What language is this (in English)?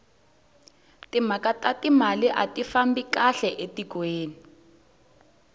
Tsonga